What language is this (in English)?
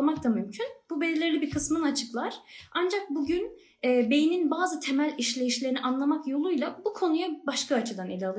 Turkish